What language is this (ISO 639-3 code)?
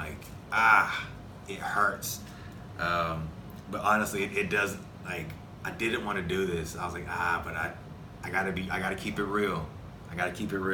eng